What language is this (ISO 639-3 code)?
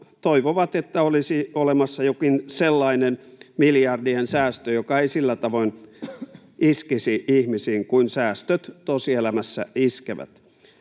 fin